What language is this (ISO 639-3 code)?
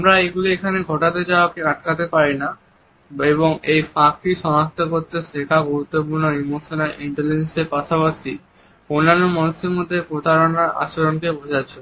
ben